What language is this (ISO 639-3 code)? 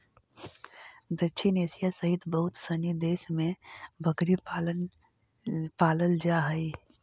mag